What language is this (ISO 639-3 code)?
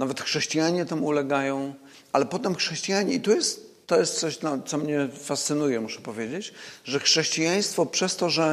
pol